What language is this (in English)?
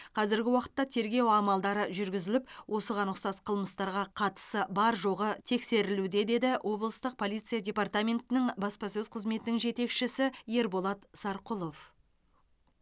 Kazakh